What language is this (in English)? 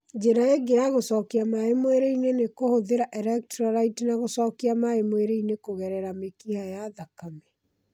Kikuyu